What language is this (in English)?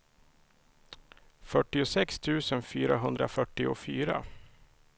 Swedish